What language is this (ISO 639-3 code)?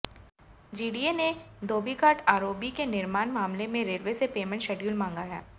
hin